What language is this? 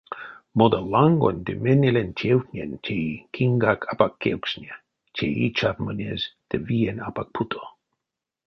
Erzya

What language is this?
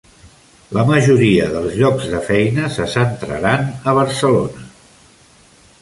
Catalan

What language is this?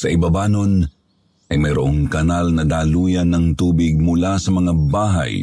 Filipino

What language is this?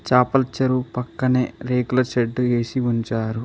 Telugu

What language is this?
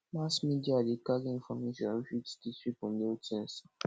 Nigerian Pidgin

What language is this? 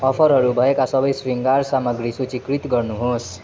Nepali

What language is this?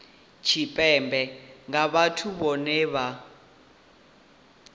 Venda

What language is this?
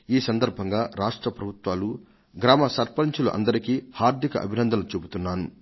Telugu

